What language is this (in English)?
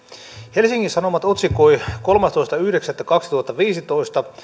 Finnish